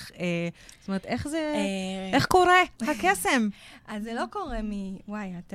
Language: Hebrew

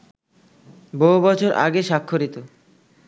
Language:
Bangla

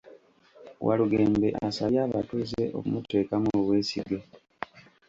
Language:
Ganda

